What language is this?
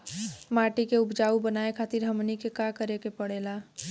Bhojpuri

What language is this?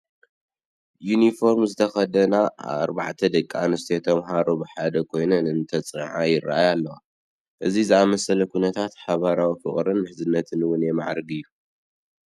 Tigrinya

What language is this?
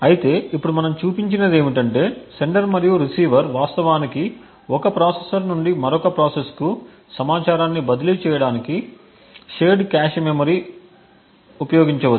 Telugu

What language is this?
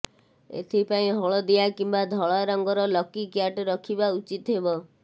Odia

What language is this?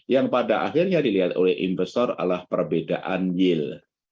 Indonesian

